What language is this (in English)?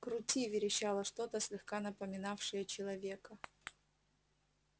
Russian